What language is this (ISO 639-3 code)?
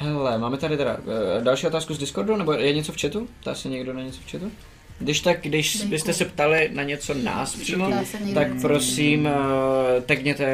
ces